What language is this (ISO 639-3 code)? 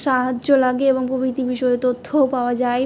ben